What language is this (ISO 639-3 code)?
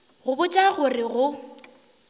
nso